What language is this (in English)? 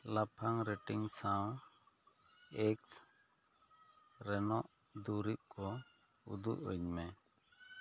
Santali